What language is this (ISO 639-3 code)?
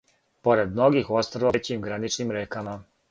srp